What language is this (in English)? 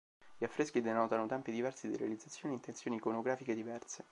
Italian